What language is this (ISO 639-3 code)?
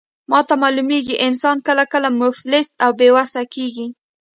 pus